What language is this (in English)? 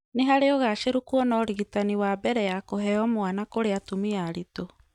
Kikuyu